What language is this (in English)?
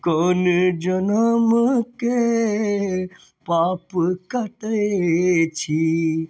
Maithili